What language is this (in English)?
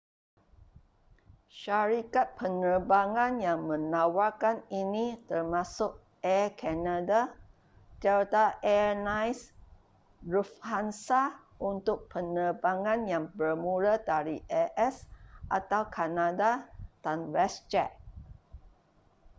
Malay